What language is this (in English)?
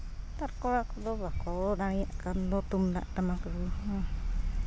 Santali